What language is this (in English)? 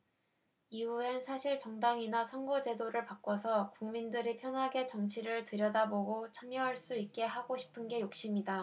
Korean